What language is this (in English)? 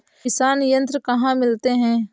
Hindi